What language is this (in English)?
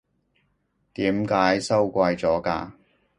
Cantonese